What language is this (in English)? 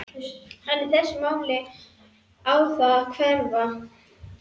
Icelandic